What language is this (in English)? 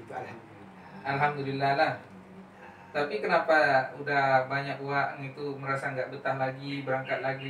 Indonesian